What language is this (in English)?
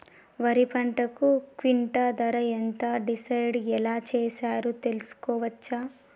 Telugu